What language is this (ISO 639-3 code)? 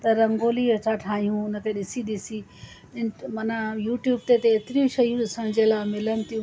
snd